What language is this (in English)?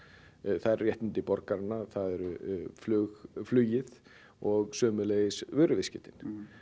Icelandic